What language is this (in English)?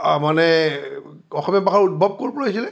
Assamese